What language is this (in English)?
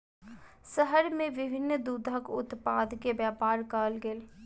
Maithili